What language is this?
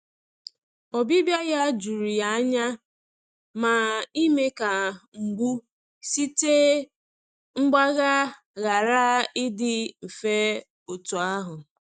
Igbo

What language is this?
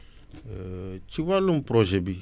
Wolof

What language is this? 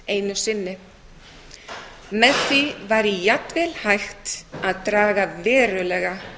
Icelandic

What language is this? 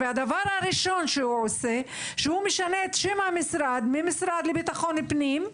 Hebrew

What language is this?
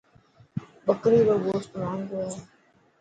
Dhatki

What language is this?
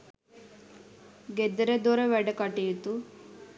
Sinhala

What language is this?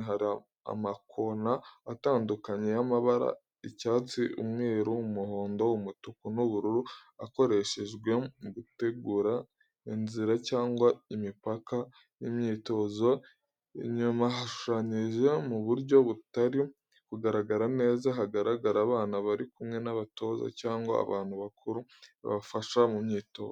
Kinyarwanda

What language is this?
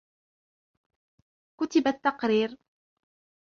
Arabic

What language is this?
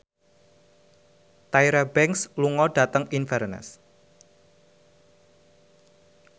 Javanese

